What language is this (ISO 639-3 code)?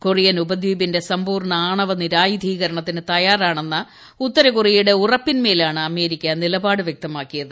mal